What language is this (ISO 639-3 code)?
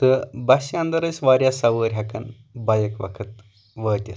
kas